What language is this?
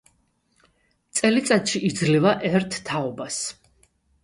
Georgian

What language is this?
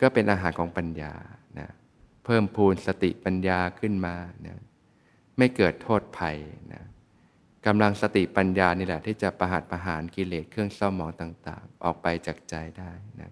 Thai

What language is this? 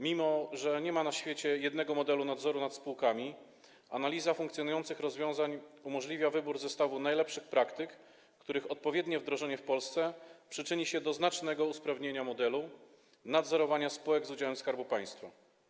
Polish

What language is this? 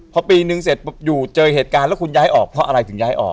Thai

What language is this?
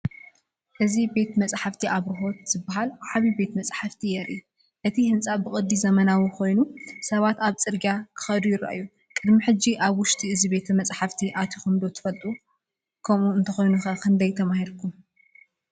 Tigrinya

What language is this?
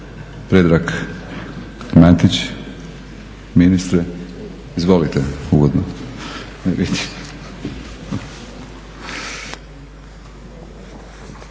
Croatian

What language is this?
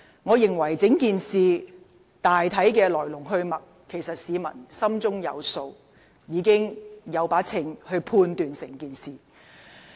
Cantonese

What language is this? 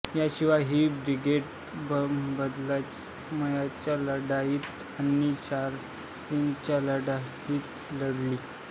Marathi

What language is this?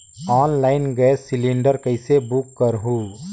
Chhattisgarhi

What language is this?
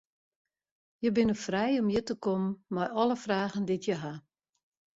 Western Frisian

